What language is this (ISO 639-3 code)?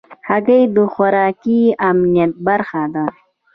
pus